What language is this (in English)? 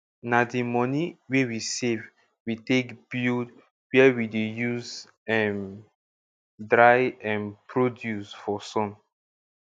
Nigerian Pidgin